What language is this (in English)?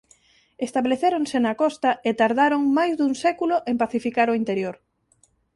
Galician